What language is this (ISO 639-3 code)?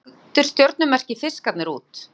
isl